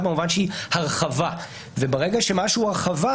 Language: Hebrew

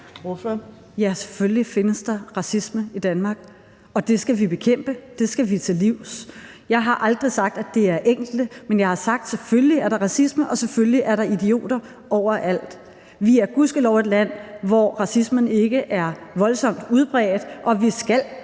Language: Danish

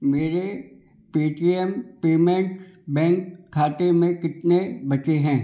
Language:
Hindi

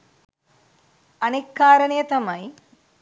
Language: Sinhala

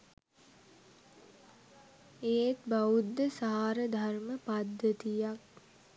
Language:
Sinhala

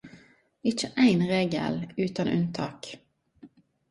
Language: Norwegian Nynorsk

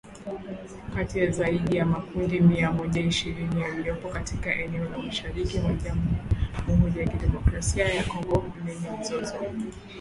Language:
Swahili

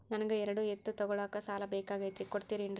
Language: Kannada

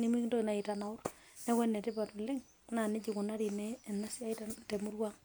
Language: Masai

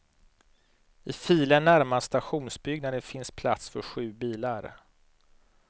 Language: Swedish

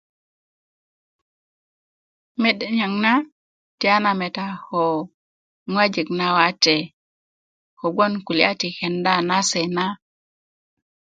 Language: Kuku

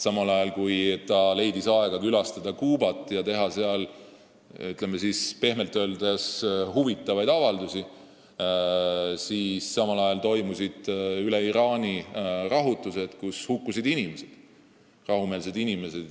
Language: Estonian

